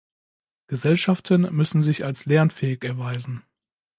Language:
German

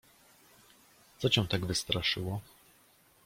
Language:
Polish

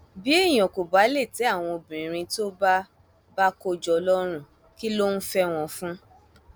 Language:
Yoruba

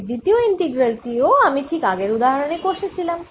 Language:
Bangla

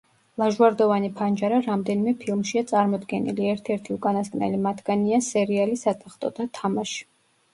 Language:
Georgian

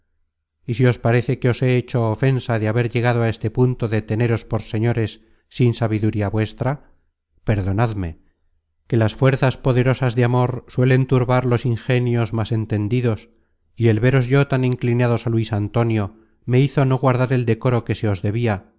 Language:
Spanish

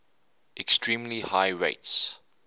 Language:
English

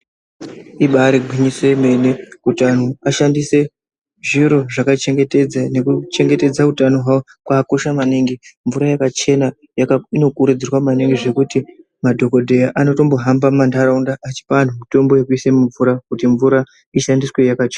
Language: Ndau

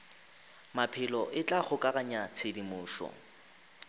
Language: Northern Sotho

